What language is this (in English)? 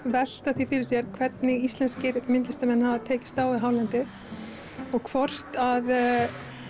Icelandic